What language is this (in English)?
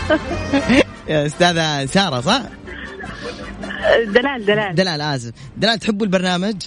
Arabic